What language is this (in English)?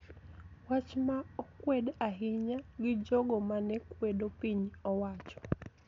Luo (Kenya and Tanzania)